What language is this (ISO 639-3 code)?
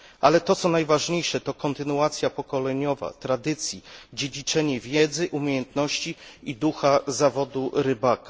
pol